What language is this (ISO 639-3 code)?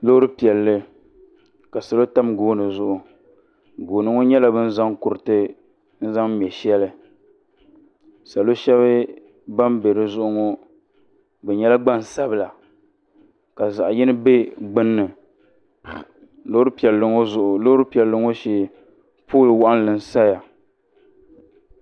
dag